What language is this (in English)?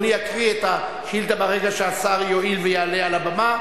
Hebrew